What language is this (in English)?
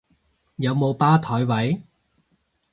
Cantonese